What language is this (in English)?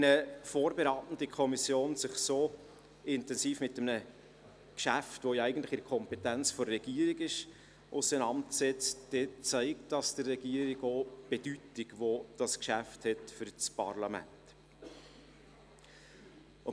Swiss German